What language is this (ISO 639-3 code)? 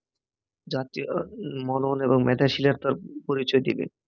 ben